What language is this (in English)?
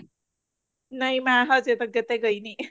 Punjabi